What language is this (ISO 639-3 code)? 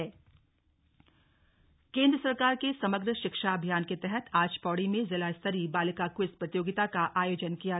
hin